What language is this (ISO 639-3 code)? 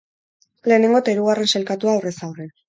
eus